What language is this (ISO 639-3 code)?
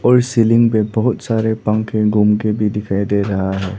hin